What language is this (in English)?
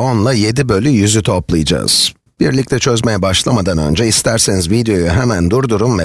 Turkish